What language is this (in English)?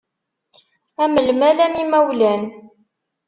Kabyle